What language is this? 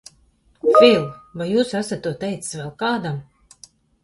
Latvian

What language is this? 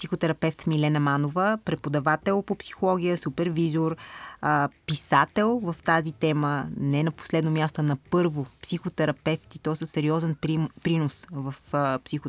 Bulgarian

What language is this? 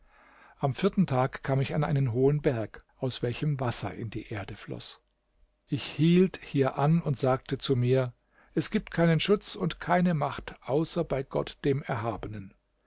German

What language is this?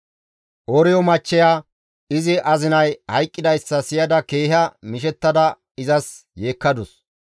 Gamo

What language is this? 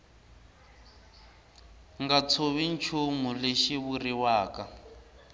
Tsonga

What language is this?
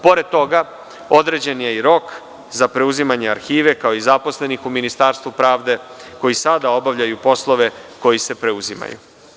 Serbian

